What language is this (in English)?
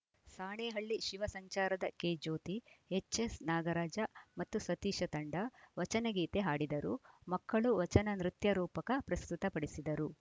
Kannada